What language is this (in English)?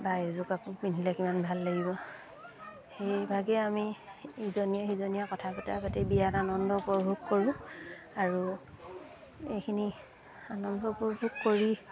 Assamese